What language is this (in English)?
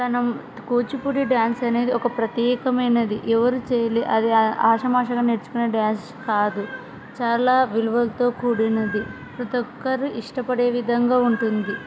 Telugu